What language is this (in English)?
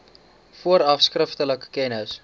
Afrikaans